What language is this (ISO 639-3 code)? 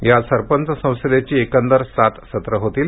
mar